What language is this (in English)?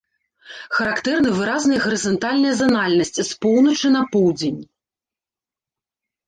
Belarusian